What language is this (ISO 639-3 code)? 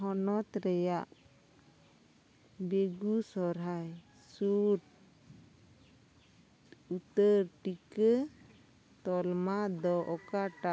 sat